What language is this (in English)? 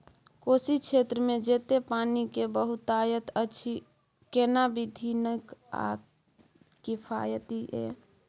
Maithili